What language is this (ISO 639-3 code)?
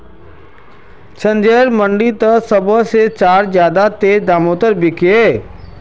mag